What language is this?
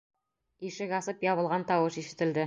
Bashkir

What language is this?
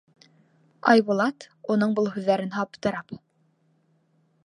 Bashkir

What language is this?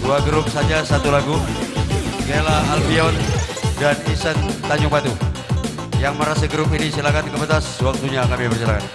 Indonesian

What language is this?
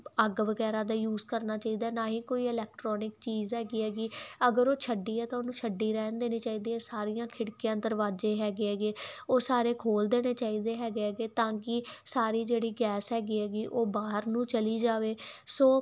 Punjabi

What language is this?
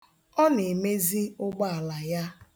Igbo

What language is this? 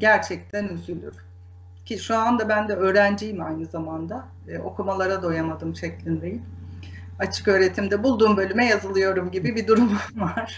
Turkish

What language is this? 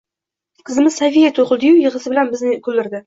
Uzbek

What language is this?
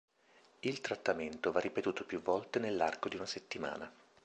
Italian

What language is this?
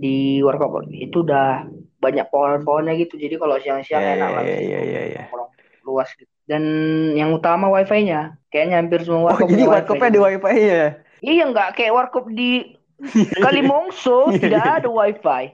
Indonesian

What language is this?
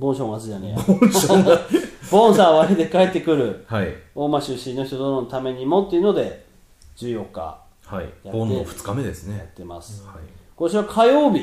Japanese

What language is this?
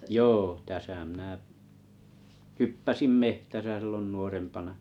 Finnish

